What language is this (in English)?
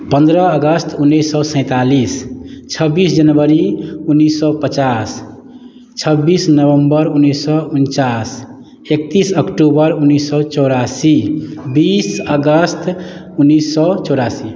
Maithili